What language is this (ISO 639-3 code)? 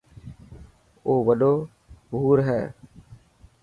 mki